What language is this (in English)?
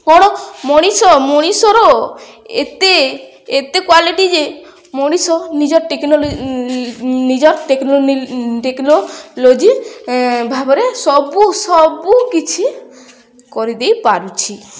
Odia